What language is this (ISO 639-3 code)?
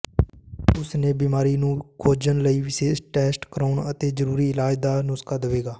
pan